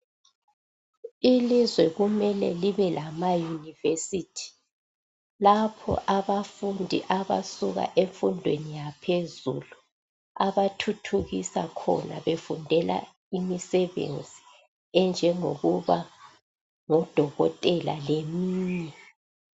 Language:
North Ndebele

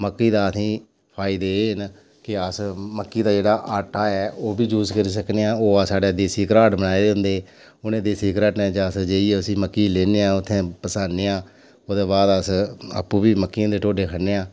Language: Dogri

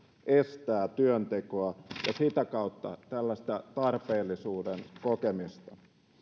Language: Finnish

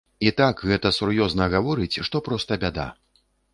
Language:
Belarusian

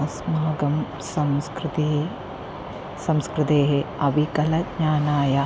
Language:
Sanskrit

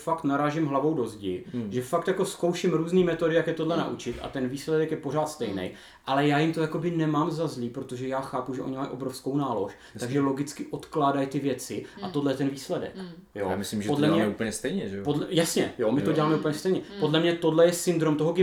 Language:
Czech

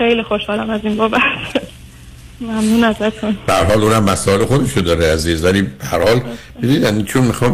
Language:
Persian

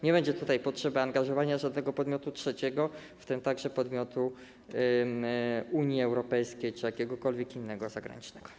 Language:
Polish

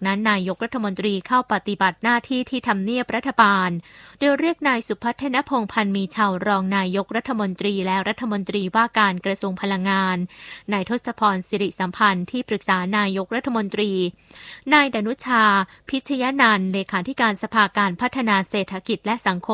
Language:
Thai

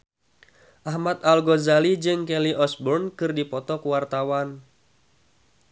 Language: Sundanese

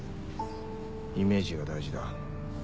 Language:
Japanese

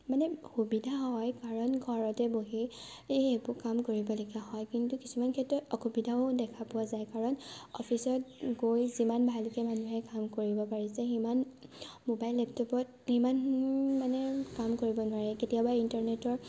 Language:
Assamese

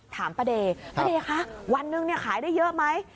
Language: Thai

